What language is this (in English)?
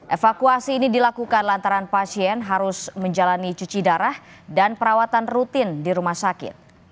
Indonesian